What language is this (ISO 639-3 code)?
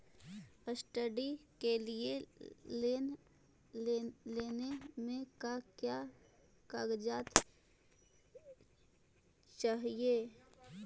mag